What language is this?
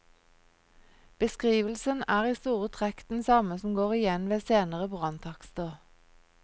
Norwegian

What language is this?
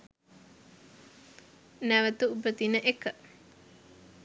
Sinhala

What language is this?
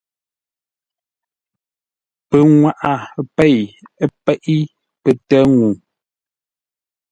Ngombale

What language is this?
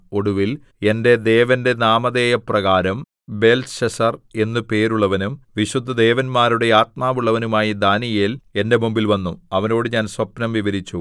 Malayalam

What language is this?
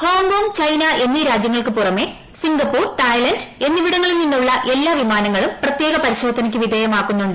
Malayalam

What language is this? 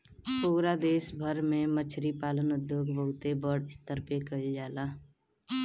Bhojpuri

